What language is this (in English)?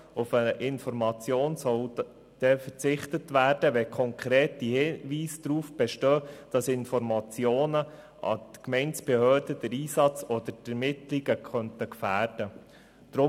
Swiss German